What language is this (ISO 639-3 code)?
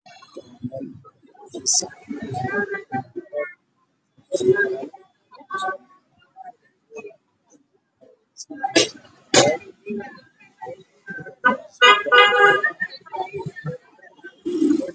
som